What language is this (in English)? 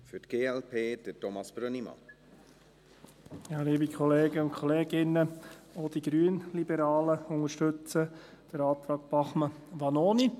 Swiss German